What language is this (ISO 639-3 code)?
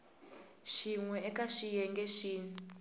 tso